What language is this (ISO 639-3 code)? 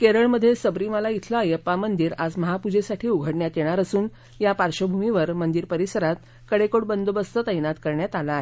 mar